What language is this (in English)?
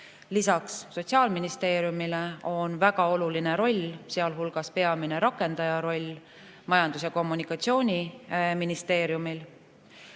Estonian